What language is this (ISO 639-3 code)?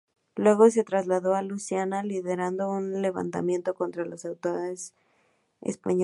spa